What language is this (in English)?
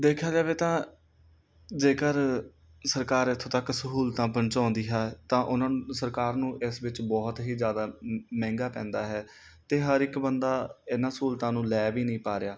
Punjabi